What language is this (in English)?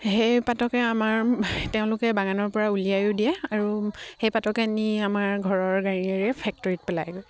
Assamese